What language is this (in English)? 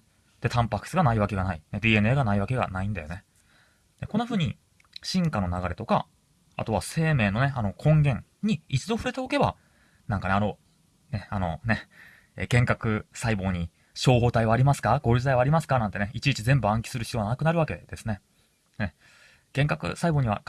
Japanese